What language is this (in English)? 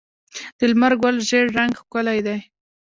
Pashto